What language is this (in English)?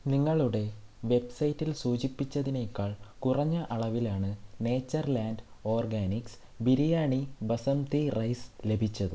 Malayalam